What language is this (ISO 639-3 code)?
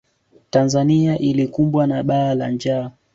swa